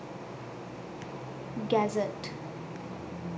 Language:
Sinhala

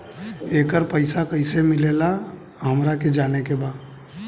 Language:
Bhojpuri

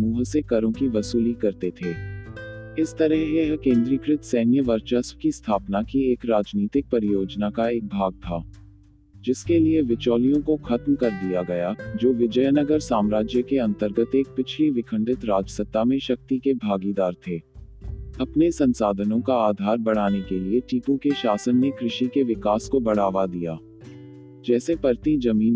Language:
Hindi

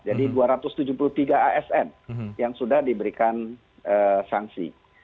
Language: Indonesian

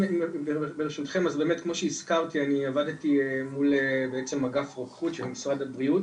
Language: Hebrew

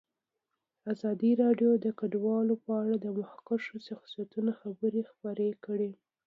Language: Pashto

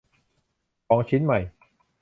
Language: Thai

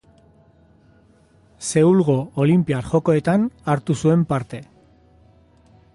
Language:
Basque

